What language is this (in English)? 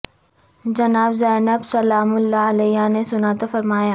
Urdu